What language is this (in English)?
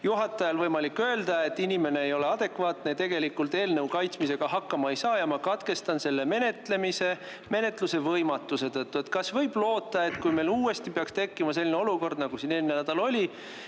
Estonian